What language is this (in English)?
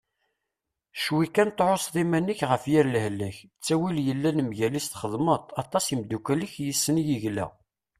Kabyle